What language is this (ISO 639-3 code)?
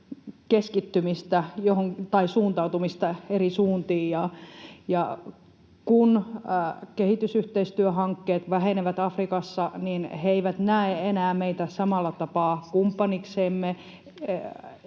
fin